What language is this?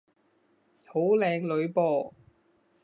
Cantonese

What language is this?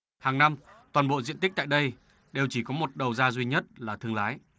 Vietnamese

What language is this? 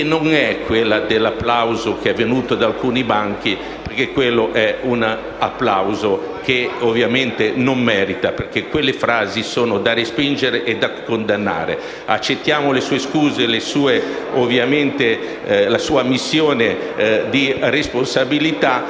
Italian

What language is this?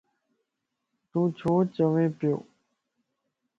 Lasi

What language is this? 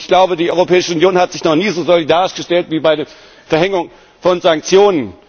German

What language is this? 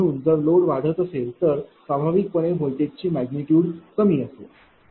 Marathi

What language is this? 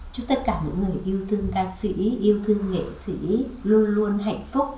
Vietnamese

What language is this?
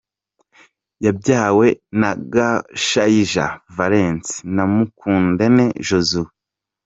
Kinyarwanda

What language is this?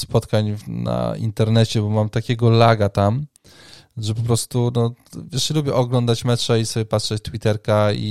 Polish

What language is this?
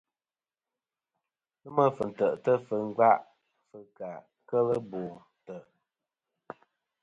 Kom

